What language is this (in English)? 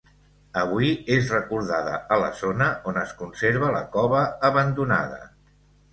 Catalan